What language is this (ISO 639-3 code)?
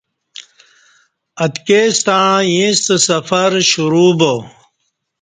bsh